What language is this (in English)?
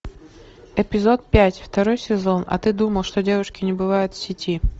Russian